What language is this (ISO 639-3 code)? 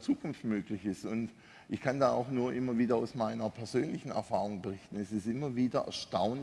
deu